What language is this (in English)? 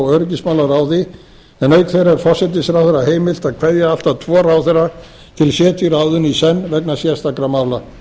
Icelandic